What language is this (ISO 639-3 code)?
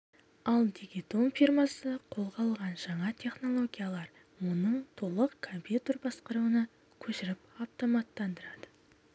kaz